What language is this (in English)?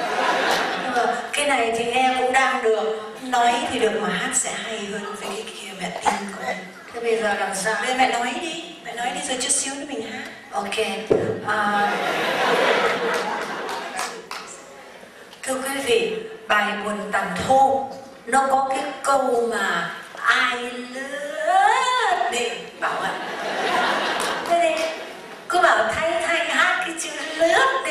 Vietnamese